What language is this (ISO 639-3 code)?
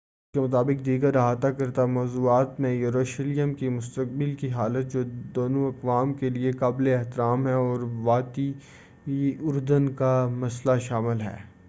urd